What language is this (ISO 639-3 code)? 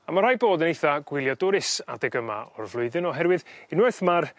cym